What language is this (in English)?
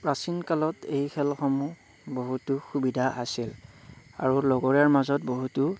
Assamese